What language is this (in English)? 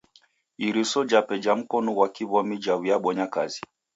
Taita